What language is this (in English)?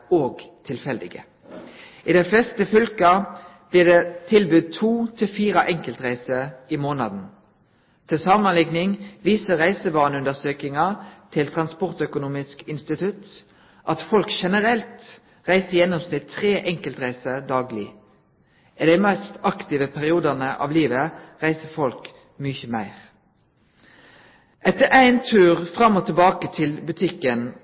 Norwegian Nynorsk